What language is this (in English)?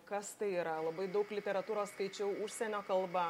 Lithuanian